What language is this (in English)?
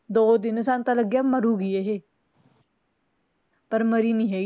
Punjabi